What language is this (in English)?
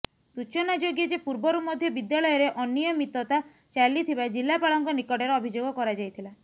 Odia